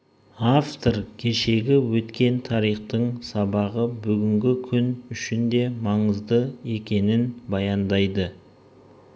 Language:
Kazakh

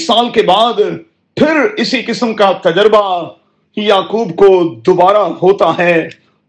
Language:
Urdu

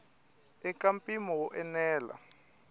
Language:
Tsonga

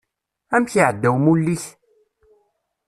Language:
Kabyle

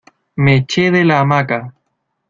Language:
Spanish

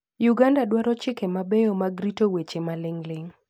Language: Luo (Kenya and Tanzania)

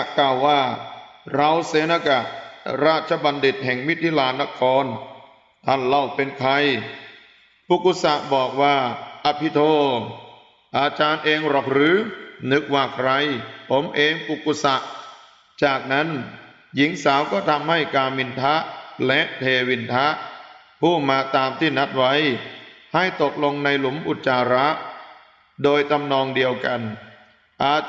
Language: Thai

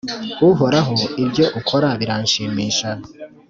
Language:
Kinyarwanda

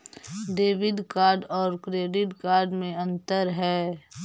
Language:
Magahi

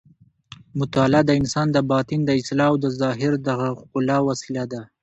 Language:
Pashto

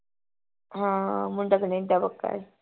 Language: Punjabi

